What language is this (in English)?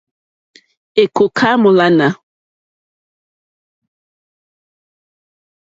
Mokpwe